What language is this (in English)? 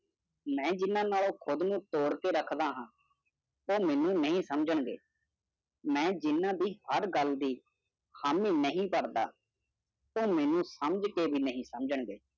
Punjabi